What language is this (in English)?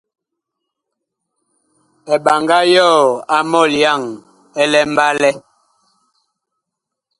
Bakoko